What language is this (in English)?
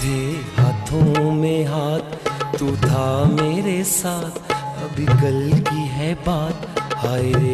Urdu